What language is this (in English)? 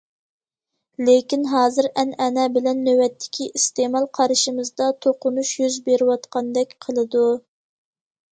Uyghur